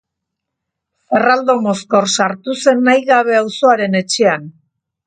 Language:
Basque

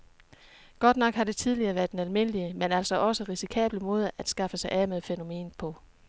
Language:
Danish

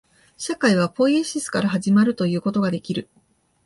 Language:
Japanese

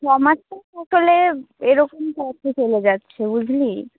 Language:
Bangla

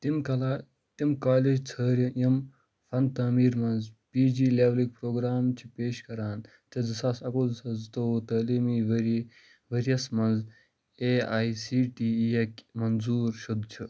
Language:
Kashmiri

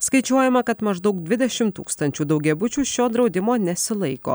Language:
Lithuanian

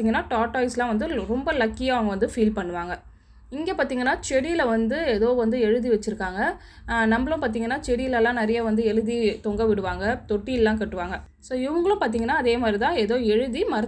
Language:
English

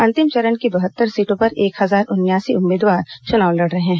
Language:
Hindi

